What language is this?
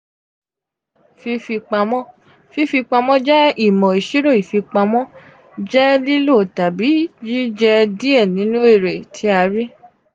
Yoruba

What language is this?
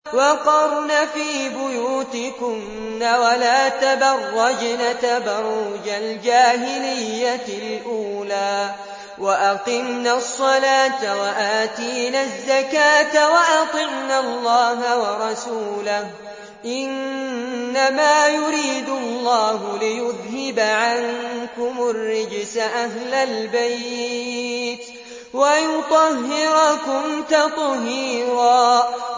Arabic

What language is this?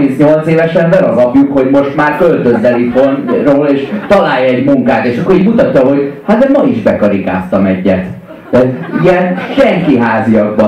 Hungarian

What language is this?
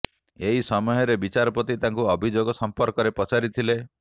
Odia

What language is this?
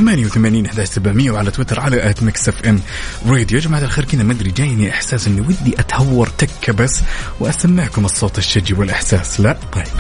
Arabic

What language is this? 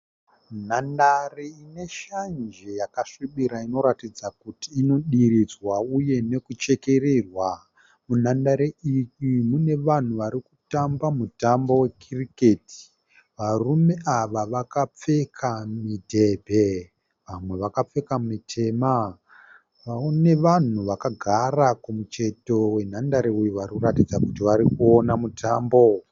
Shona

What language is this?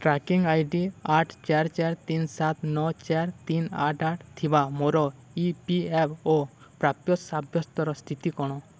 Odia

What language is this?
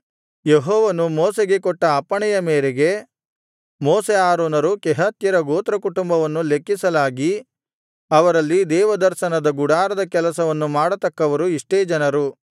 Kannada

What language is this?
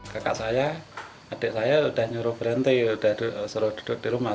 Indonesian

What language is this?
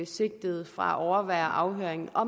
Danish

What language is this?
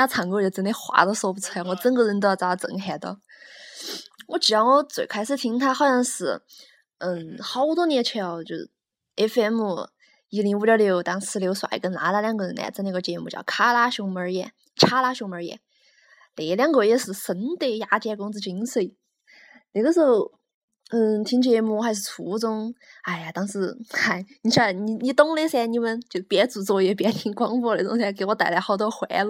Chinese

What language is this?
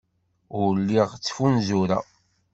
Kabyle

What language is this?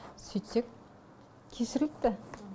Kazakh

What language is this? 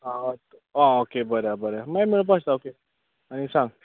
Konkani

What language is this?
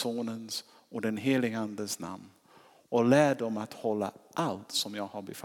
Swedish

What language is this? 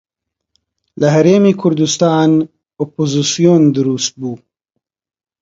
Central Kurdish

